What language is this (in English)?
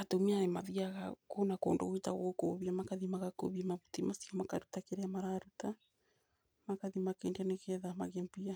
Kikuyu